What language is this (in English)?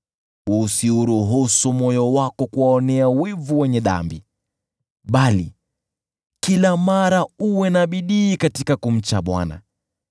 Swahili